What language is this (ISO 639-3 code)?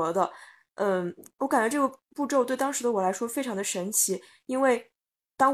zho